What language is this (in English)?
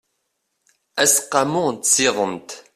Kabyle